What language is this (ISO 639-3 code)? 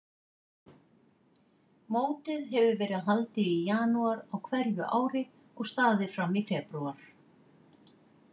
isl